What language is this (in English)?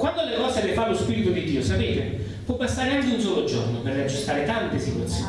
Italian